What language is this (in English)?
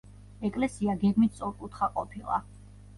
Georgian